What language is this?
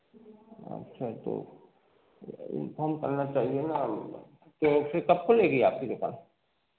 Hindi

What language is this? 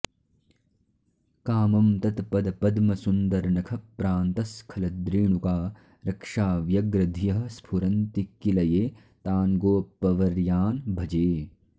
Sanskrit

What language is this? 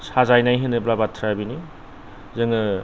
Bodo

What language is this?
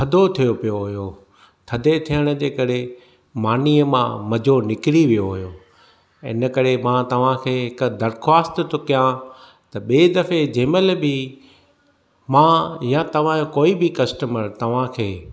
Sindhi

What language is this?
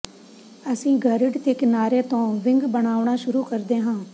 Punjabi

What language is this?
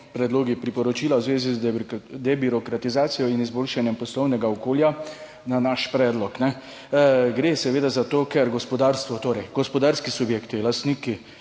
Slovenian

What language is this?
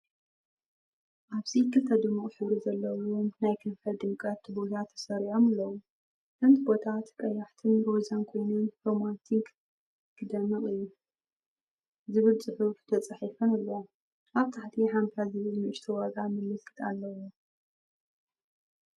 Tigrinya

